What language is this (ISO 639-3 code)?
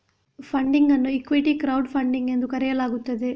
kan